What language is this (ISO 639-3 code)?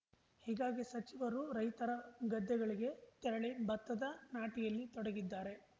kan